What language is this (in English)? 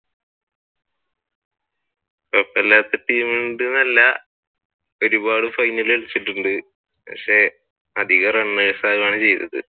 Malayalam